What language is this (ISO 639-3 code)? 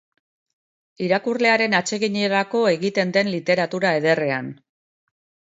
eus